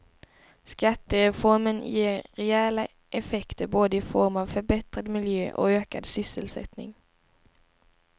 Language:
Swedish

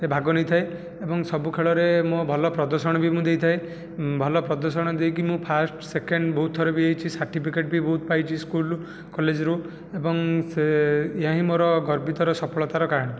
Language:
Odia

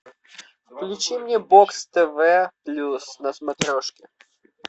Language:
Russian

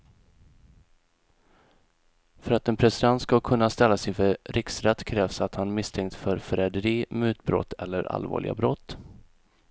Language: Swedish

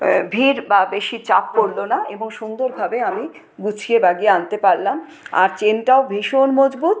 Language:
Bangla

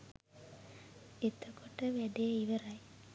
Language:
Sinhala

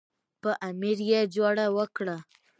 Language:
Pashto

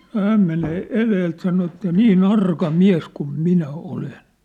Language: Finnish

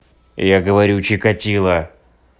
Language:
Russian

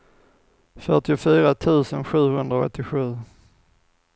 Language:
Swedish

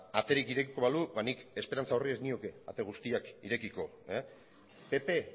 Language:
Basque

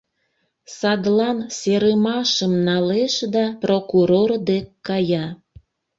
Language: Mari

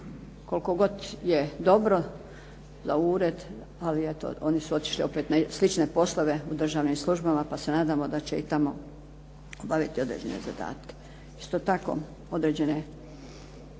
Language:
Croatian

